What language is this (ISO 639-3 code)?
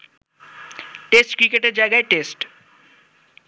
ben